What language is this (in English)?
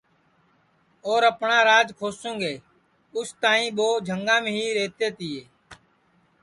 Sansi